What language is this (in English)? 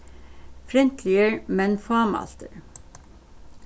Faroese